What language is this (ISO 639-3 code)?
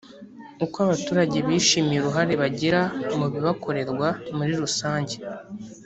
kin